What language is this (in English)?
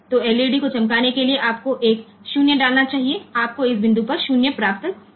Gujarati